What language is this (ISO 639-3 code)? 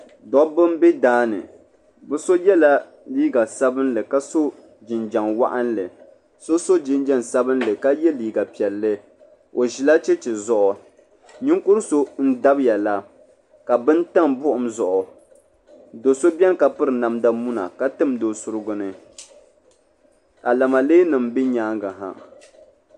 dag